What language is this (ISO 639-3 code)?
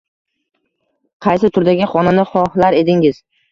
uzb